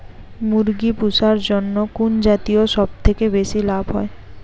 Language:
Bangla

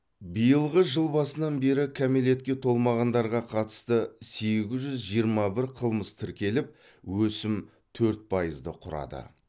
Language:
Kazakh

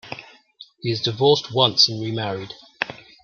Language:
English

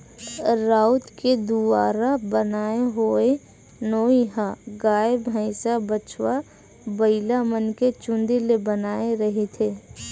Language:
Chhattisgarhi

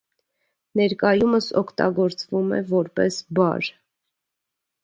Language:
Armenian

